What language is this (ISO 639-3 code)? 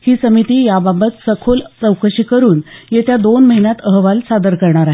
mar